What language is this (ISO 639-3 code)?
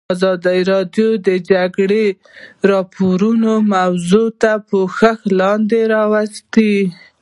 pus